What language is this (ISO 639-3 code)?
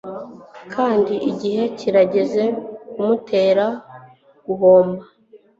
kin